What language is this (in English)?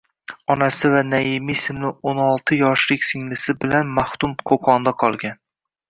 Uzbek